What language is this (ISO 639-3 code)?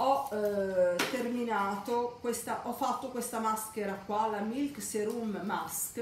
ita